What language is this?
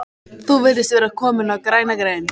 Icelandic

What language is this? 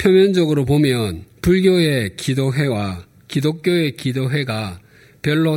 Korean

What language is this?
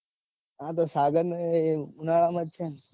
Gujarati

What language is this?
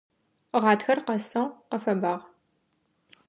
Adyghe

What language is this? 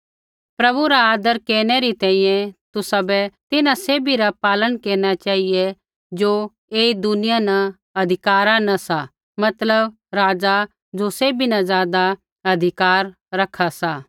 Kullu Pahari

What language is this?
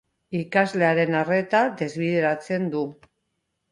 Basque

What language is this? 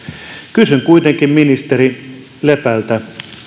Finnish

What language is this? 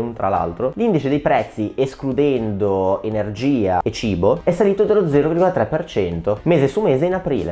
Italian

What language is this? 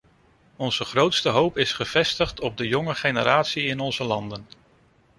Dutch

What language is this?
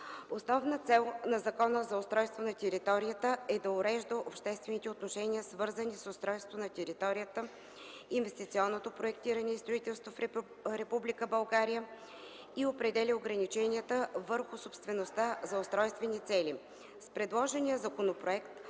Bulgarian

